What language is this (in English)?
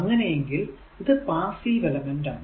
Malayalam